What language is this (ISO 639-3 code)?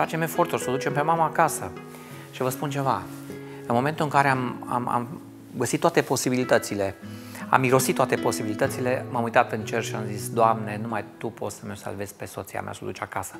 ron